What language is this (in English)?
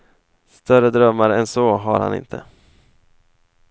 Swedish